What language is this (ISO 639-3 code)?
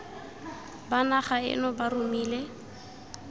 tsn